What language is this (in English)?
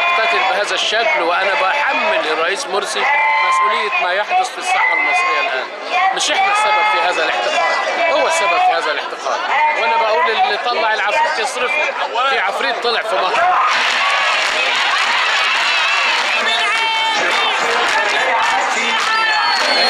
Arabic